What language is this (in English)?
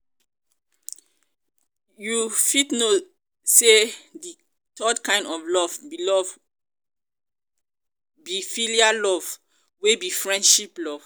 Nigerian Pidgin